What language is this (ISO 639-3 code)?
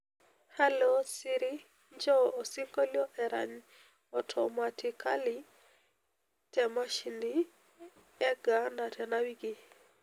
mas